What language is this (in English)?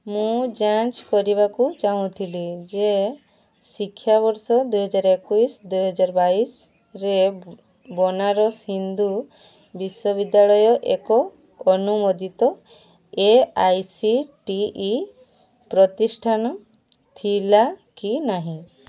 Odia